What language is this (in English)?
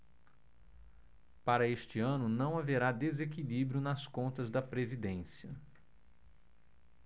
Portuguese